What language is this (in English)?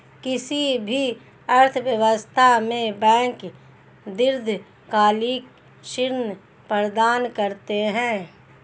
Hindi